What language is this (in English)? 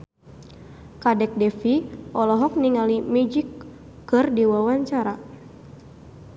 Sundanese